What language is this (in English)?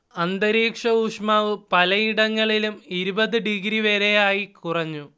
Malayalam